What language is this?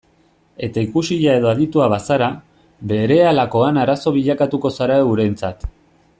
Basque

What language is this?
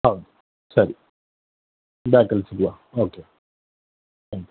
Kannada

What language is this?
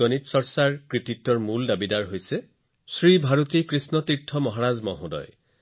Assamese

